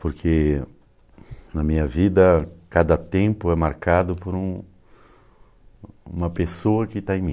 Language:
Portuguese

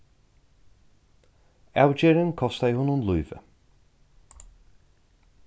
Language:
Faroese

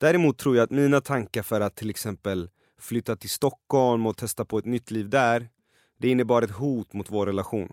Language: Swedish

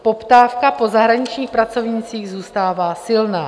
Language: Czech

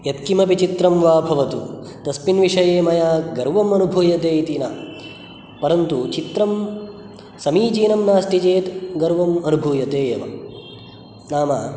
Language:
Sanskrit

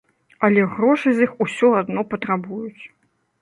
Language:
Belarusian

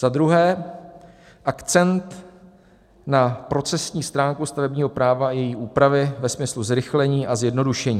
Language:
Czech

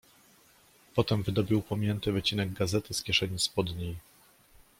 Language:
Polish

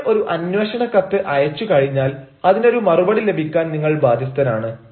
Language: Malayalam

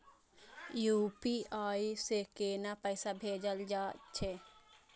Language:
Maithili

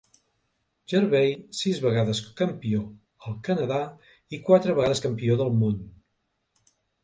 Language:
Catalan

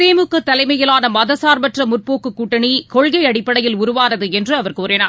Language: Tamil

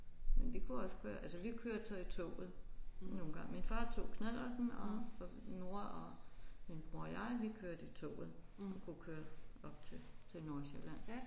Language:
Danish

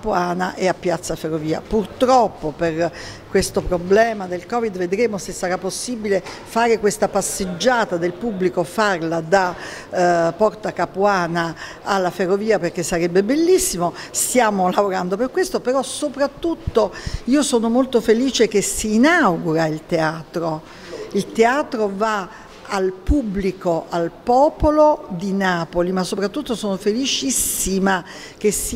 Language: Italian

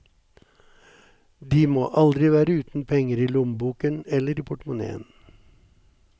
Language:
Norwegian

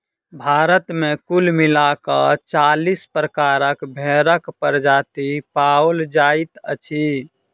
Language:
Maithili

